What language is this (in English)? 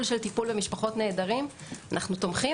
Hebrew